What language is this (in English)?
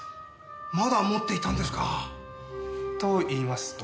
Japanese